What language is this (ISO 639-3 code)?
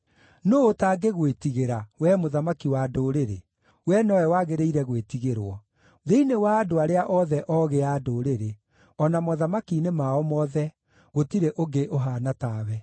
kik